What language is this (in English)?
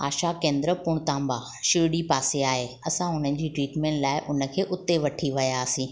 Sindhi